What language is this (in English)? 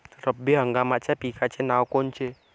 Marathi